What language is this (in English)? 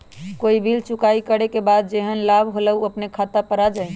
Magahi